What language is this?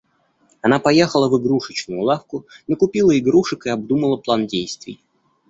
Russian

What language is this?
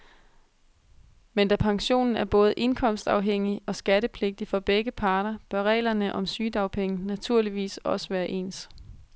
Danish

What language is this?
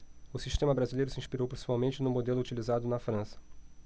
Portuguese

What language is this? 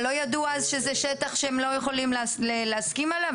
Hebrew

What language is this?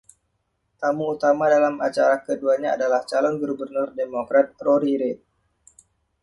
Indonesian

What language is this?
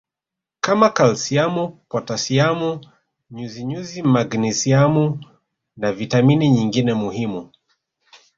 Swahili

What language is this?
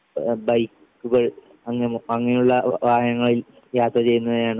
Malayalam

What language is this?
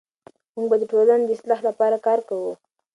Pashto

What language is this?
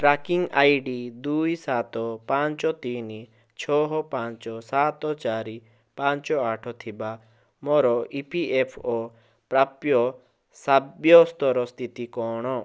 Odia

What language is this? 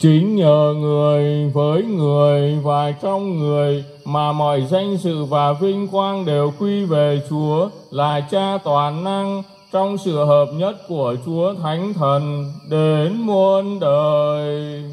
Vietnamese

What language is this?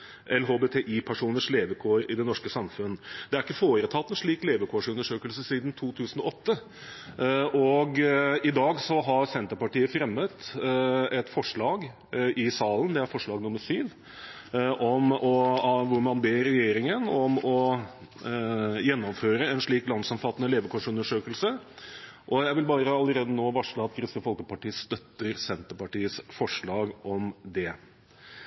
Norwegian Bokmål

